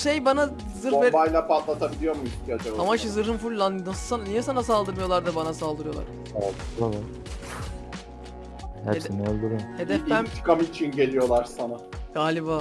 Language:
Turkish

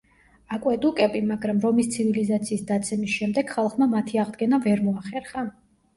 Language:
Georgian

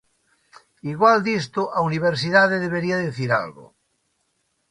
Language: Galician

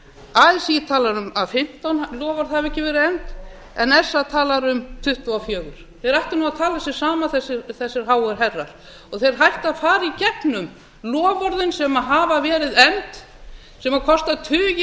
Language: Icelandic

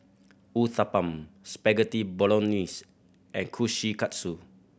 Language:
English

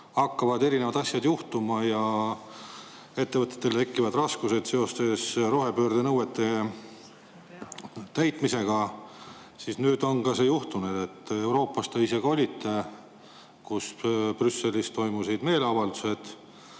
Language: Estonian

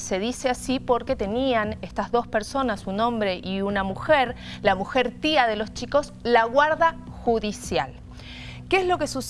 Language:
Spanish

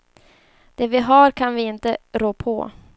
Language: Swedish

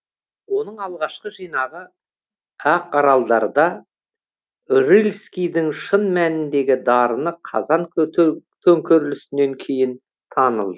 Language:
Kazakh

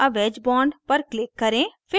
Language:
Hindi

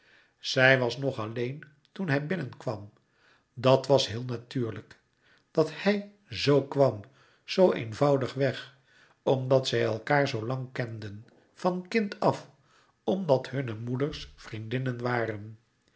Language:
Dutch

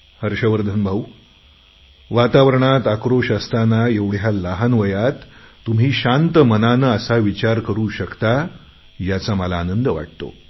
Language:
Marathi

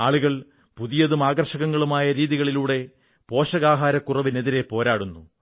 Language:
Malayalam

